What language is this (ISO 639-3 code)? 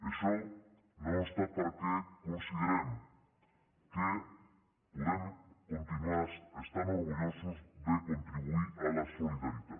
cat